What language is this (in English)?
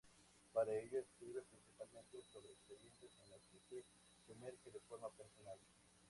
Spanish